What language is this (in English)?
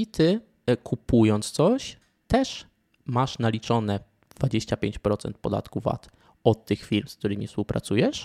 Polish